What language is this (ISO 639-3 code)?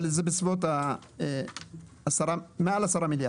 heb